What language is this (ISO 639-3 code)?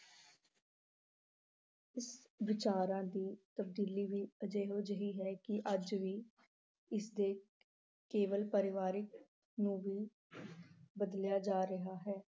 pan